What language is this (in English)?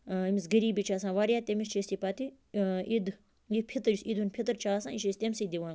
Kashmiri